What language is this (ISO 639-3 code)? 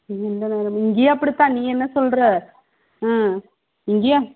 tam